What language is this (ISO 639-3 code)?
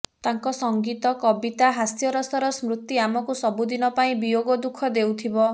ori